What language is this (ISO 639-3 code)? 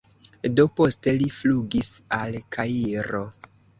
epo